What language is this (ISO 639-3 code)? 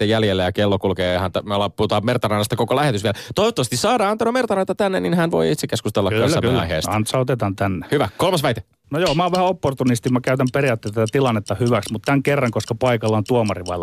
fin